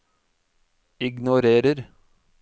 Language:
Norwegian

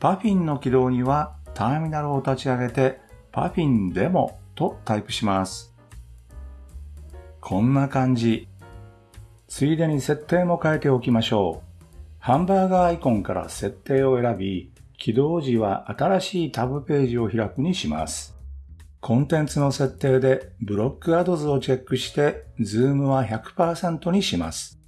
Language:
Japanese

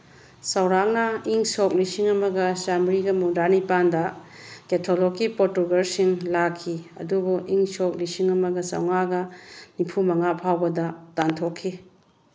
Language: Manipuri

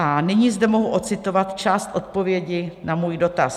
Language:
Czech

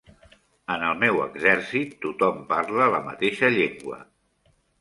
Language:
Catalan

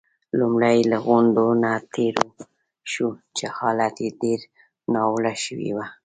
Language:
Pashto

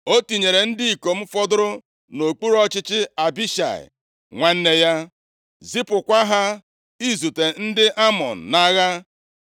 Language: Igbo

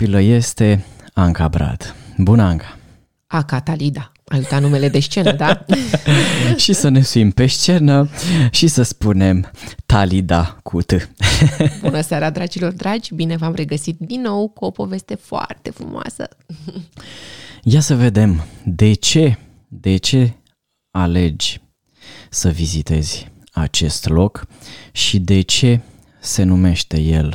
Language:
Romanian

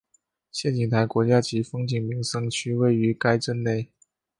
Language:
Chinese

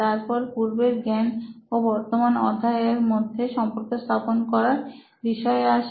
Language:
Bangla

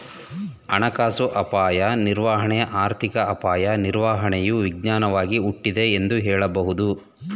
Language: Kannada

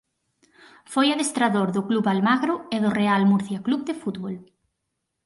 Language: Galician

